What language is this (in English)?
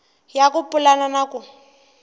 Tsonga